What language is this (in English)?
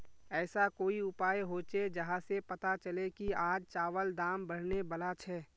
Magahi